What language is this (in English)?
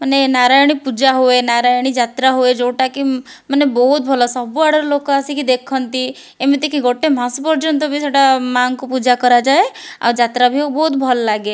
Odia